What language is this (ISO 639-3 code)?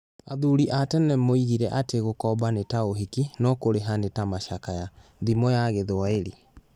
kik